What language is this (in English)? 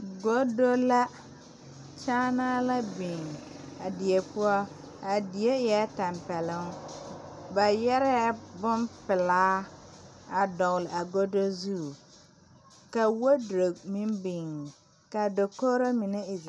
Southern Dagaare